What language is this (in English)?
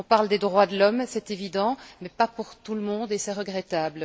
French